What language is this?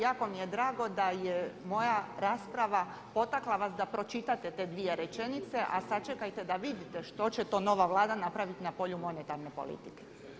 Croatian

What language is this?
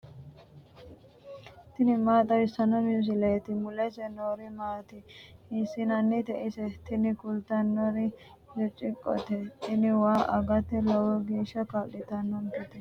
Sidamo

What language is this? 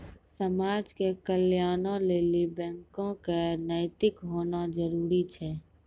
Maithili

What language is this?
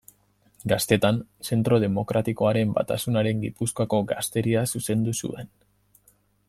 Basque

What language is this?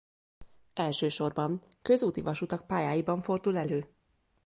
Hungarian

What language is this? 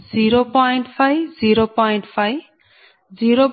Telugu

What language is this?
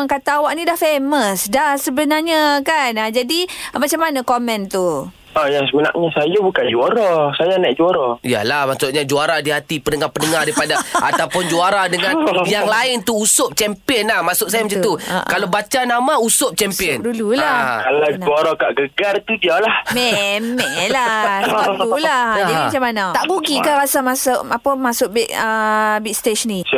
Malay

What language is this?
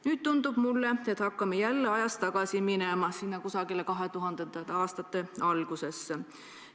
Estonian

